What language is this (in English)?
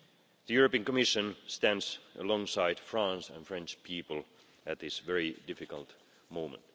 English